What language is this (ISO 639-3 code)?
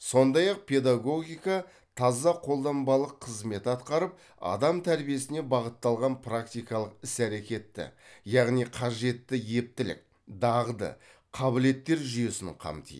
kaz